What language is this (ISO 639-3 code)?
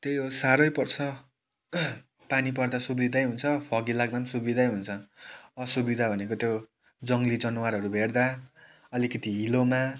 nep